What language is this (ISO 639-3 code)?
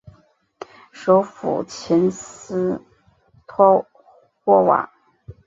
zho